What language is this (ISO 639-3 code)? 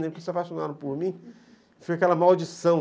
por